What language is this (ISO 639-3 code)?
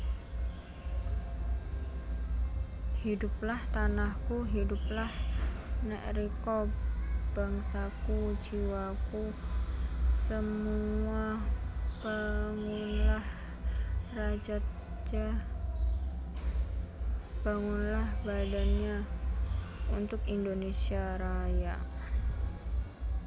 jav